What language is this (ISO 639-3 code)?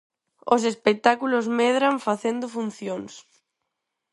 glg